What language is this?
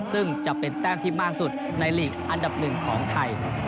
Thai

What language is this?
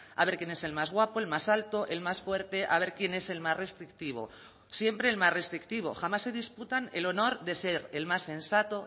Spanish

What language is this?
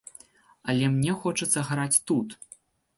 Belarusian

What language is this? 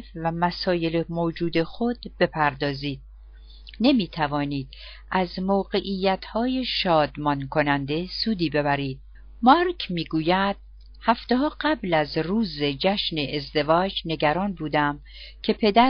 Persian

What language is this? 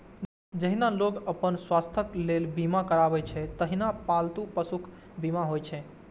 Maithili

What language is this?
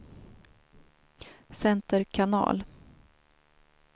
Swedish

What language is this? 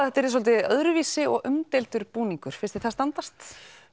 Icelandic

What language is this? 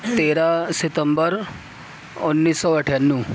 Urdu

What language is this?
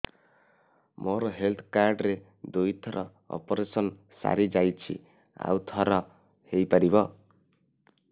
Odia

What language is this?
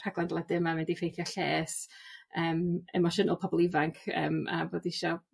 Welsh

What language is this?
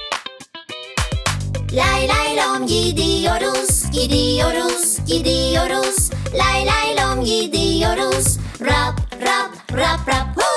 Turkish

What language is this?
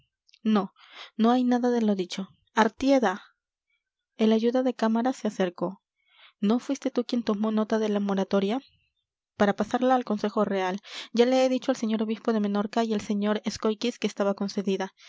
Spanish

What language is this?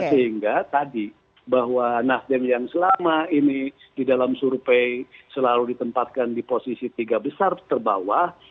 Indonesian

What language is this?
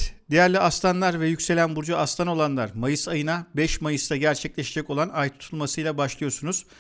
Turkish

